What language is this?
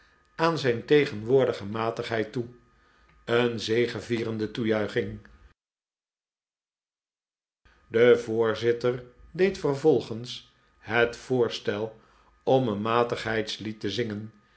Dutch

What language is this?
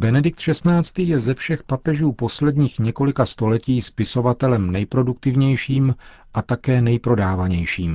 Czech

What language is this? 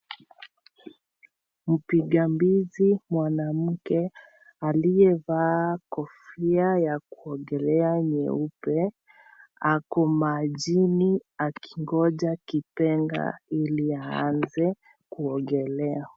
Swahili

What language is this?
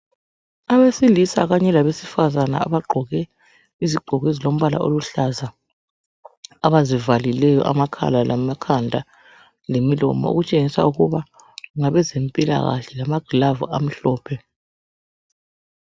North Ndebele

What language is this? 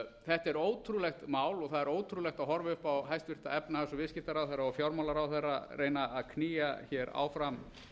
Icelandic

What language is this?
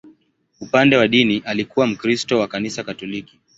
Swahili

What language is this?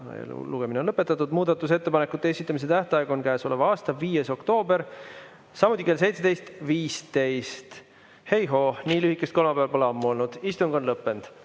Estonian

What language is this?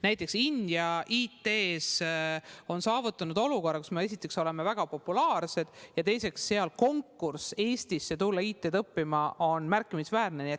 Estonian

